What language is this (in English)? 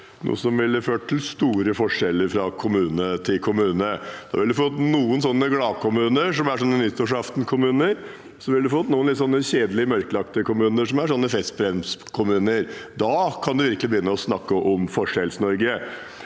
Norwegian